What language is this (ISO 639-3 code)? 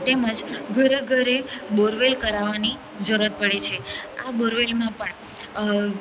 guj